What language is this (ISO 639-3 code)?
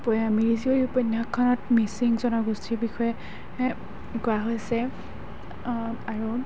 asm